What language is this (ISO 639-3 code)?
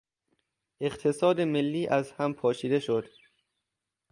fas